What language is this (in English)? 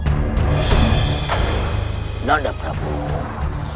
Indonesian